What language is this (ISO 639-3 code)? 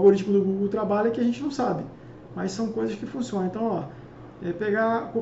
por